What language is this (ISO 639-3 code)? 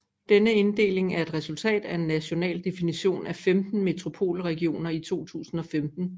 dan